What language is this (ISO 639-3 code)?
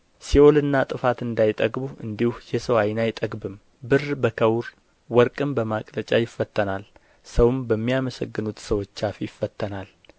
amh